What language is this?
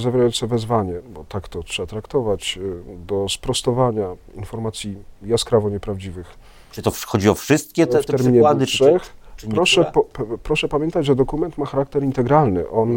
Polish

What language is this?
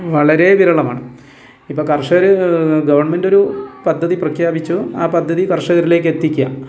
Malayalam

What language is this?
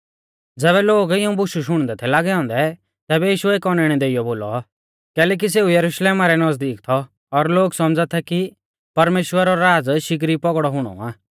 Mahasu Pahari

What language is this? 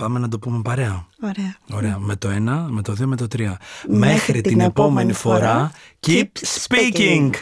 Greek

